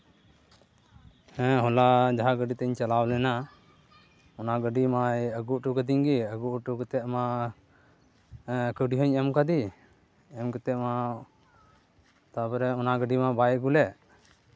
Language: Santali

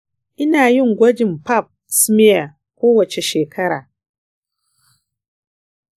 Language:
Hausa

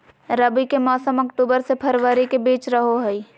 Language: Magahi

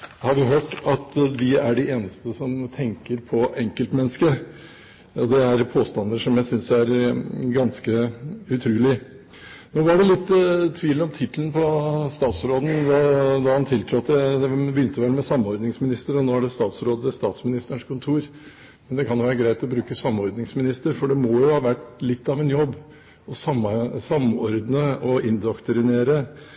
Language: Norwegian Bokmål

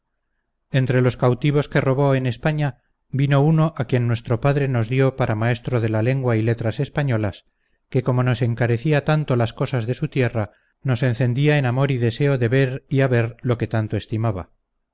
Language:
Spanish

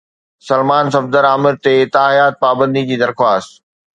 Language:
Sindhi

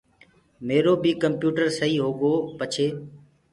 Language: Gurgula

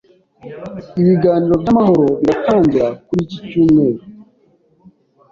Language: Kinyarwanda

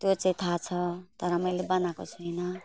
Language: Nepali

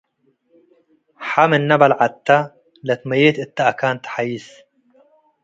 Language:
Tigre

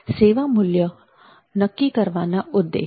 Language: Gujarati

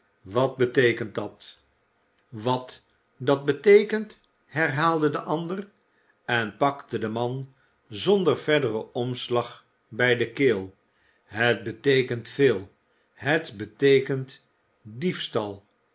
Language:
Dutch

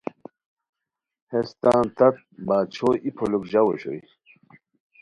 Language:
Khowar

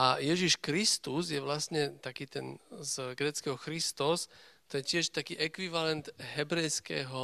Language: Slovak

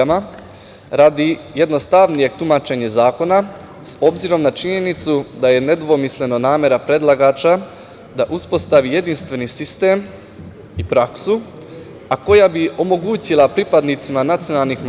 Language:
Serbian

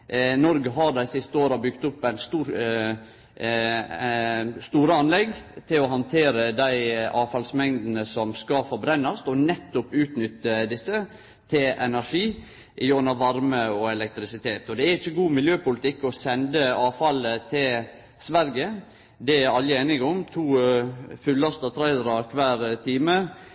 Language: Norwegian Nynorsk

